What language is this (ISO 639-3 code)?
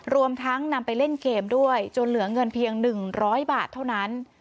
tha